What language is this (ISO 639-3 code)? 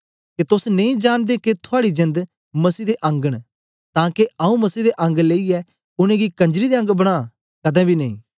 doi